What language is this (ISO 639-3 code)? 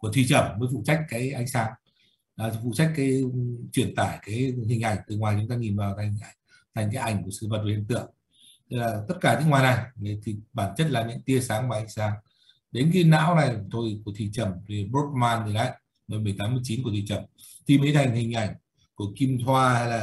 vie